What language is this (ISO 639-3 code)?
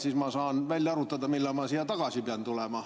est